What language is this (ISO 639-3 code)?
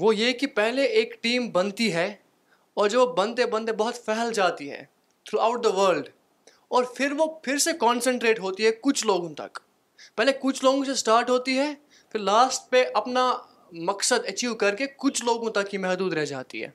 urd